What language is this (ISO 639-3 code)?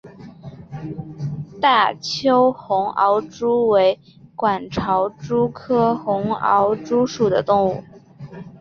zho